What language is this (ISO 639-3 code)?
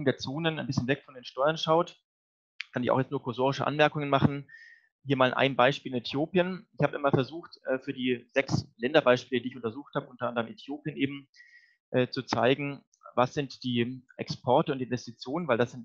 deu